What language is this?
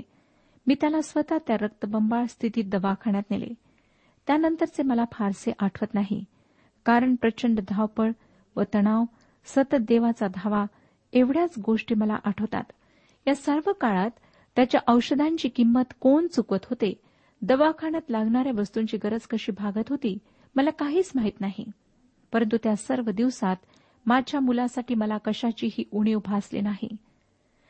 Marathi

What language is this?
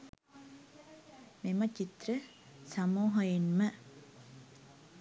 Sinhala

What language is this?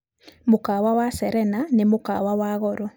Kikuyu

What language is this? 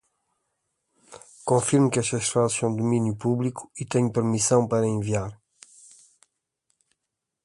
Portuguese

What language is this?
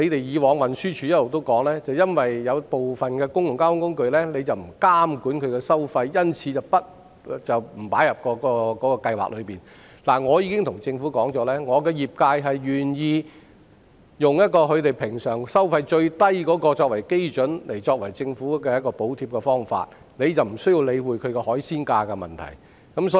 Cantonese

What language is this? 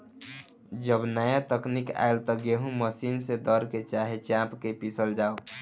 Bhojpuri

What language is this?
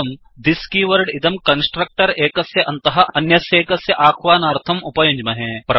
Sanskrit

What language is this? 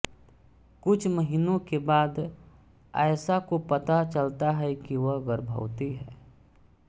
Hindi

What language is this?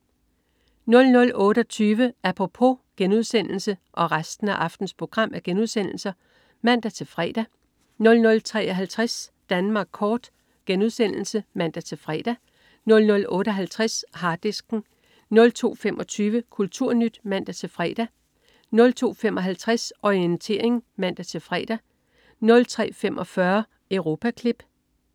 Danish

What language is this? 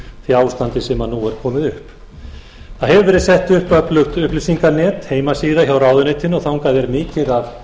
Icelandic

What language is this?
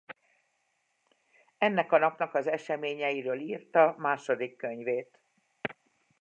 Hungarian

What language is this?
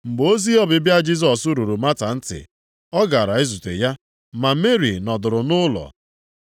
Igbo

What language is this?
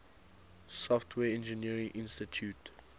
English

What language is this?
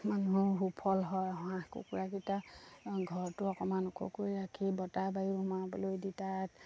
Assamese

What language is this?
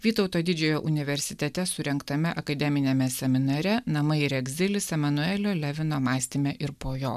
Lithuanian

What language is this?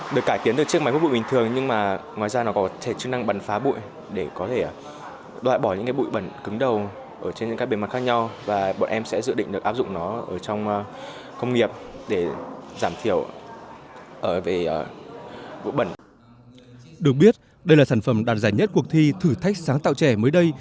Vietnamese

